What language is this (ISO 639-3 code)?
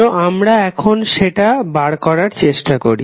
ben